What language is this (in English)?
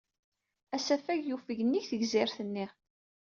Kabyle